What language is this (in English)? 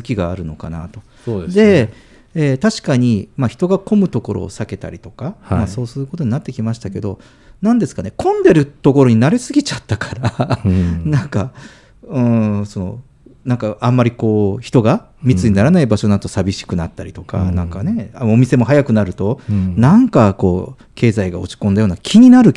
Japanese